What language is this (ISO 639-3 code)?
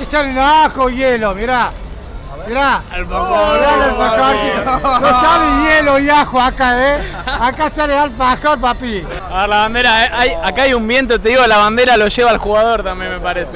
spa